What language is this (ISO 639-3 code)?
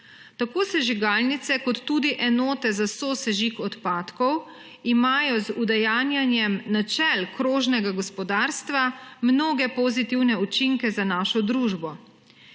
slv